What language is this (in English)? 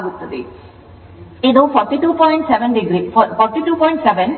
Kannada